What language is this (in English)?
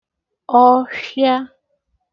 Igbo